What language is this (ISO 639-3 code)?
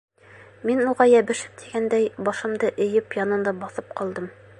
bak